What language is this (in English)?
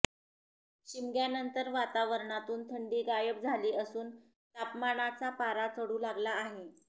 Marathi